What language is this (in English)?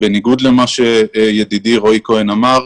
Hebrew